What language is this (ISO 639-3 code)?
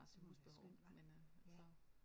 dan